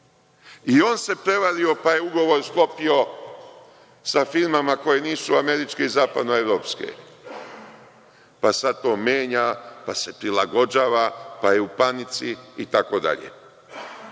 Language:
Serbian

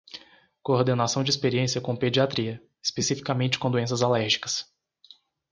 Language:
Portuguese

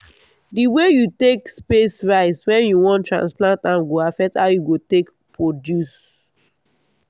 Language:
Nigerian Pidgin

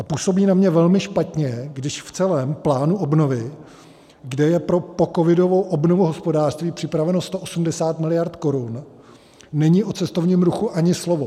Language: Czech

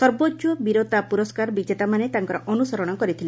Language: Odia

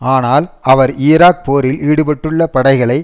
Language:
Tamil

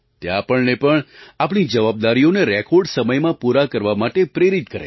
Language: Gujarati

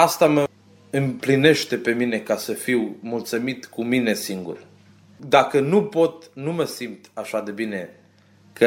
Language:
Romanian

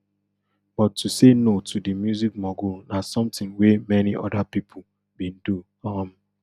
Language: Nigerian Pidgin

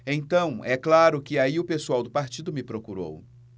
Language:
Portuguese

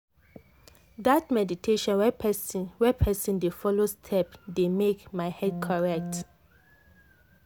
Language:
Nigerian Pidgin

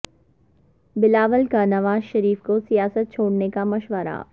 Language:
Urdu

